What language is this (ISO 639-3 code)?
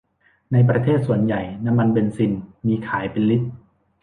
tha